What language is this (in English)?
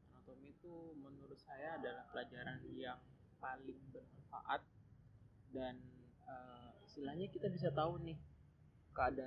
Indonesian